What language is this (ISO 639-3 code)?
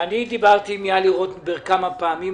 heb